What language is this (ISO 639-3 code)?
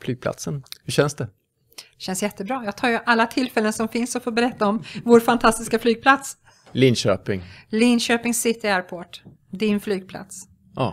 swe